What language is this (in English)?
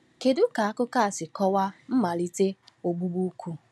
Igbo